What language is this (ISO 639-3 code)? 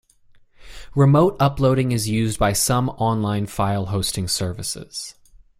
eng